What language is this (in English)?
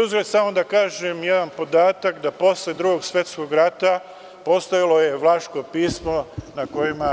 Serbian